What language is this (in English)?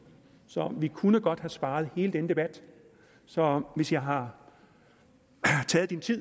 Danish